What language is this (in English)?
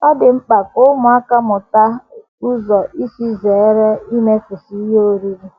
Igbo